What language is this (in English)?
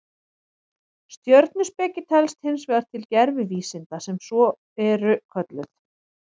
Icelandic